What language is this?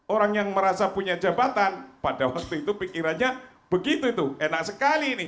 Indonesian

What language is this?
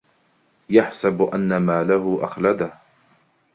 Arabic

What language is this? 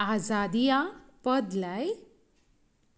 Konkani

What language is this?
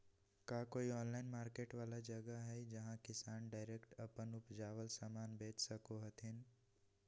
Magahi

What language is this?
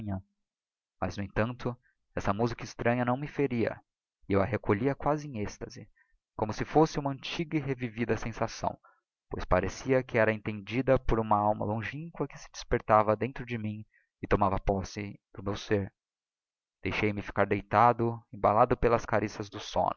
Portuguese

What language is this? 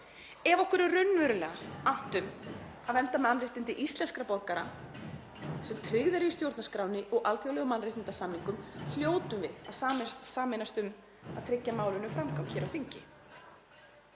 Icelandic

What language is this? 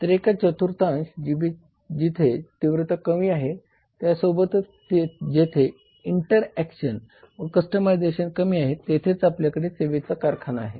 Marathi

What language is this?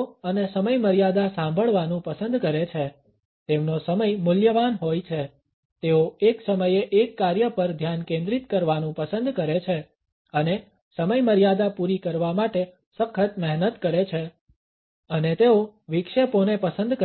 Gujarati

